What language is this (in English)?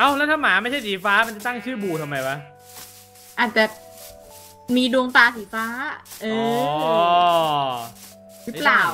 Thai